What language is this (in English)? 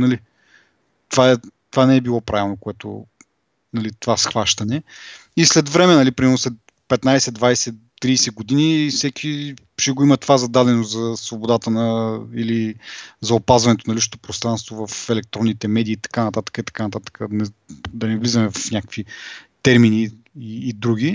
Bulgarian